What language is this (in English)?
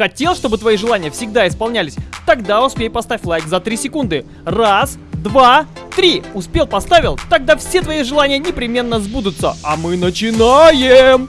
Russian